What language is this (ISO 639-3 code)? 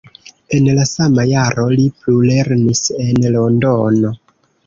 epo